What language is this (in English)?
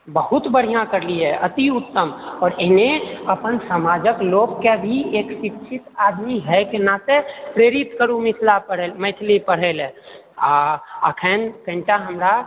Maithili